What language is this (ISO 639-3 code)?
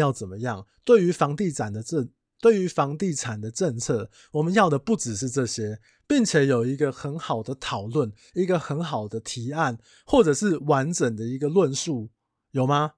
zho